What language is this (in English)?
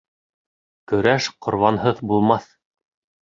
Bashkir